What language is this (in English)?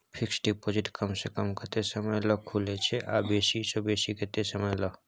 Maithili